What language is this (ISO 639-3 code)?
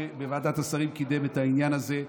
heb